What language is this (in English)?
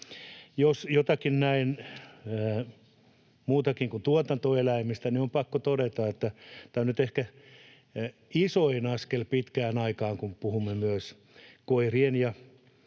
Finnish